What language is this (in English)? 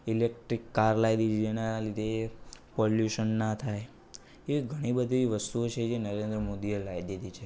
Gujarati